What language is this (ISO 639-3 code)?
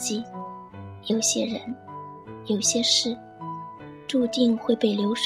zho